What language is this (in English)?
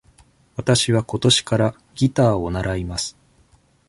Japanese